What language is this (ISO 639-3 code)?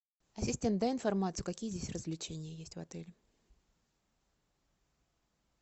rus